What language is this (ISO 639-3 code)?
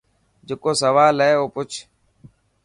mki